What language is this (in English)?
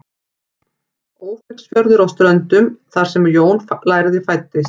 Icelandic